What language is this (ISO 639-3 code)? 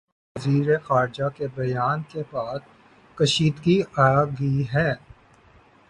urd